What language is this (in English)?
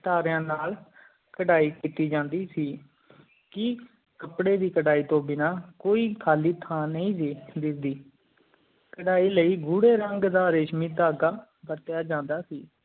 Punjabi